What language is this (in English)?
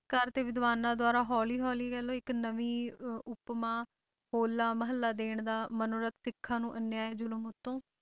Punjabi